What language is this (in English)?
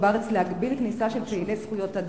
Hebrew